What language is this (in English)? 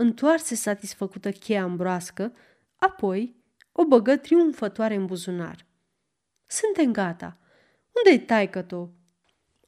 Romanian